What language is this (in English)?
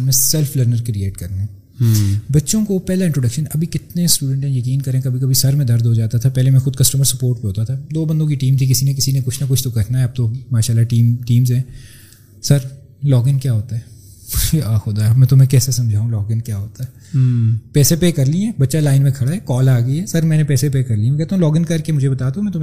Urdu